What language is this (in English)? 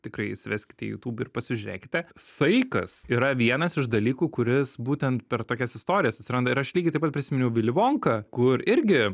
Lithuanian